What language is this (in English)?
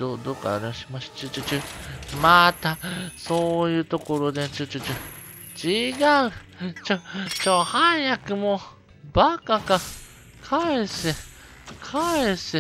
Japanese